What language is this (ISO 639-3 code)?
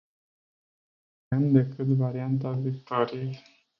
ron